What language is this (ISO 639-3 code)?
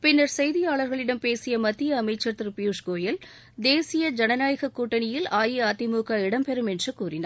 tam